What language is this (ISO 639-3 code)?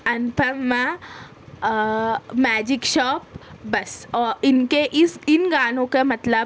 urd